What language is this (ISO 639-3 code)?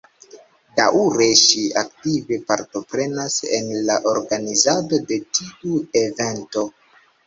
epo